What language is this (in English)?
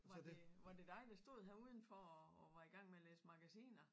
Danish